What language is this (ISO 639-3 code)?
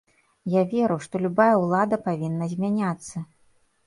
bel